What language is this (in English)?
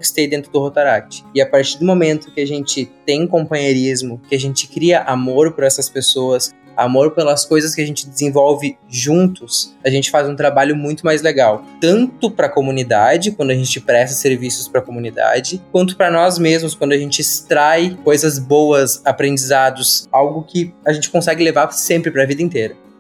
Portuguese